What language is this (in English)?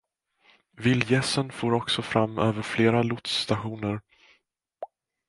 Swedish